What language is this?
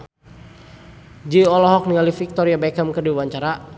Sundanese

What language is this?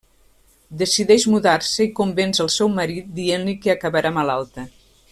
Catalan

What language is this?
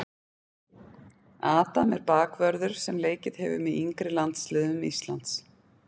Icelandic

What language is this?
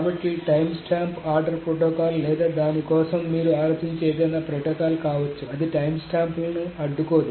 Telugu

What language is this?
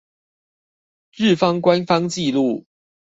Chinese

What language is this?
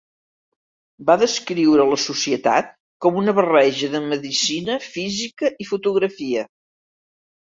Catalan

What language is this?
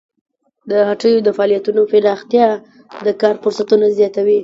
Pashto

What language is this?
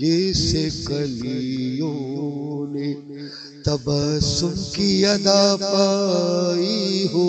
Urdu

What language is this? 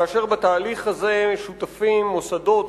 Hebrew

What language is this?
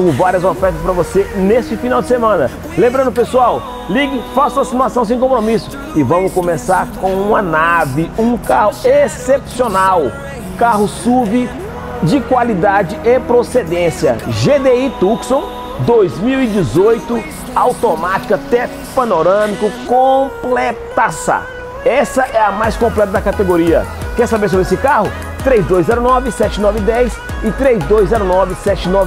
Portuguese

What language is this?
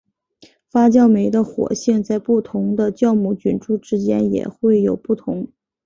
Chinese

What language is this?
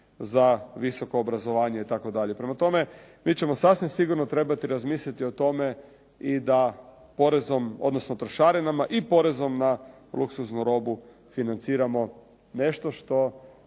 Croatian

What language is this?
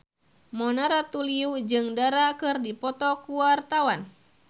Sundanese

